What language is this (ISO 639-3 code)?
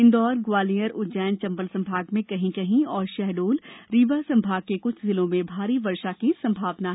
hin